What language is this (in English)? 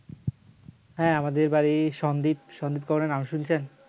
Bangla